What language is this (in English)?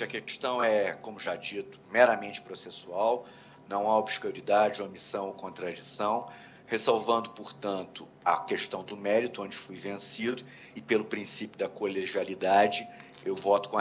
Portuguese